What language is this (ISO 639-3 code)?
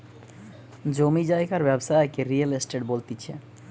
ben